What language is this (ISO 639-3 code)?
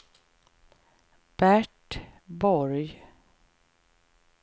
swe